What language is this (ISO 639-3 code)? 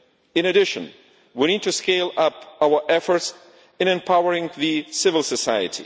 eng